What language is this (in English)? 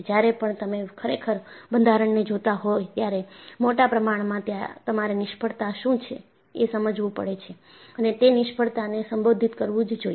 Gujarati